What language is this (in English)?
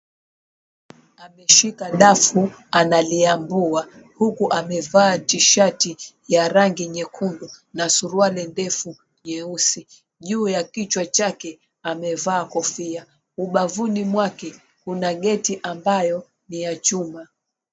Swahili